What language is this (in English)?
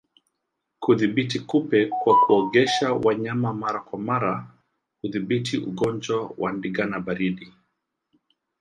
Swahili